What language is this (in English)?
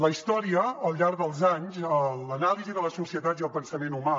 Catalan